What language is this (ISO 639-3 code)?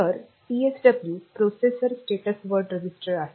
mar